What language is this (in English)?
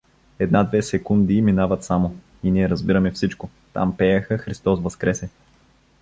Bulgarian